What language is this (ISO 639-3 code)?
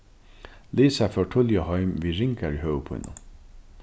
fao